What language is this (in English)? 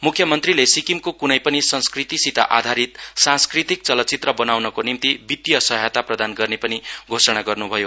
Nepali